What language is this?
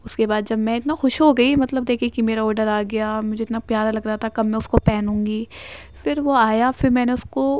Urdu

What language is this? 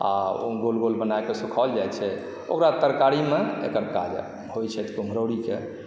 Maithili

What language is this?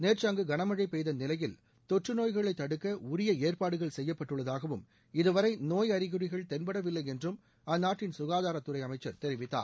Tamil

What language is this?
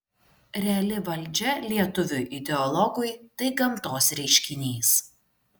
Lithuanian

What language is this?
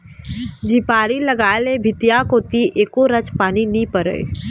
Chhattisgarhi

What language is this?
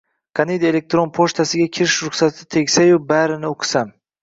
Uzbek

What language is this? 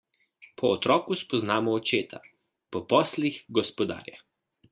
Slovenian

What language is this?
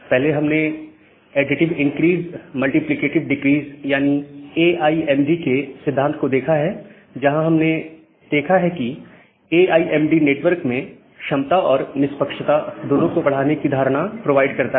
Hindi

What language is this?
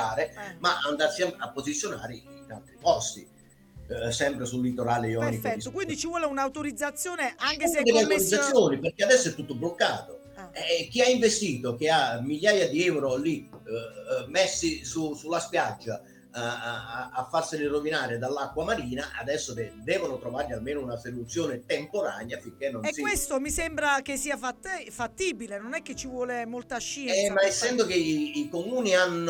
Italian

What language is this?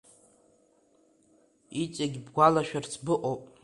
Abkhazian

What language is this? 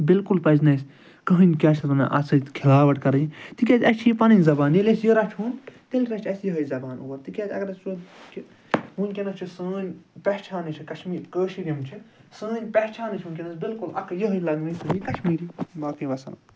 Kashmiri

